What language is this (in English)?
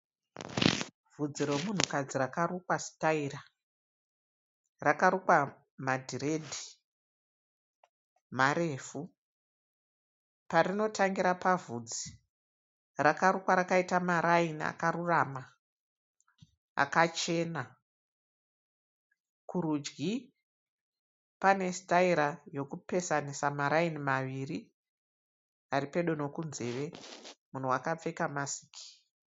Shona